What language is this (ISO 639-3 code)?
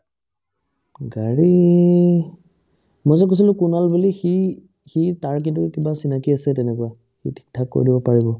asm